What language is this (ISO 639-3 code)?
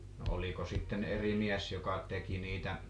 fin